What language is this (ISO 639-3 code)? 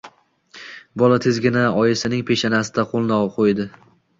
uzb